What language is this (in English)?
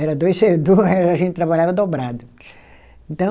Portuguese